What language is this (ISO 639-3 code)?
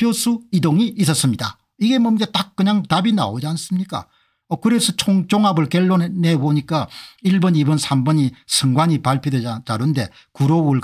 kor